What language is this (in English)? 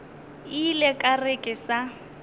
Northern Sotho